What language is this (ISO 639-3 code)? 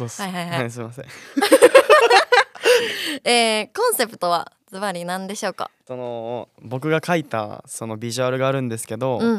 jpn